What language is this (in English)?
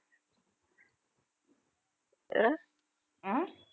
Tamil